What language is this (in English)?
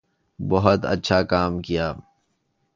Urdu